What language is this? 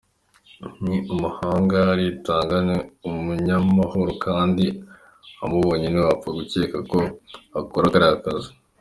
Kinyarwanda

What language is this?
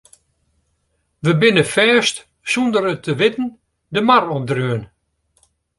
Western Frisian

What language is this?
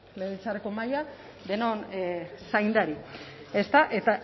Basque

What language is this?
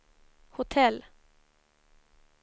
Swedish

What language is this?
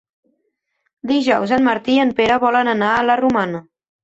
Catalan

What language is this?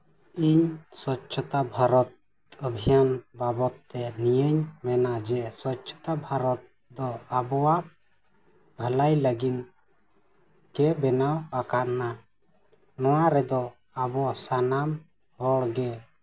Santali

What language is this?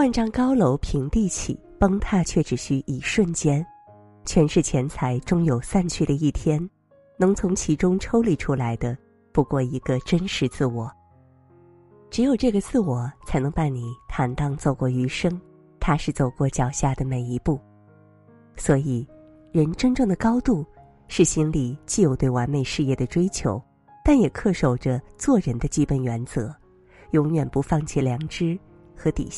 Chinese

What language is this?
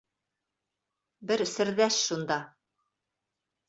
Bashkir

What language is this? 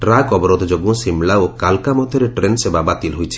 Odia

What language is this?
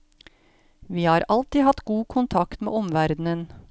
Norwegian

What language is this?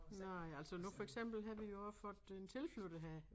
Danish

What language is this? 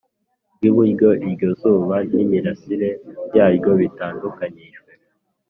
Kinyarwanda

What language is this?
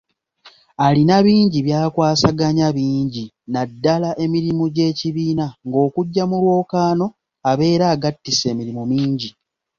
Ganda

